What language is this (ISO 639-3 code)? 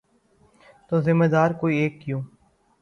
urd